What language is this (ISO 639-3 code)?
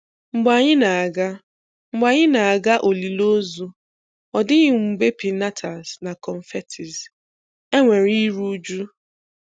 ibo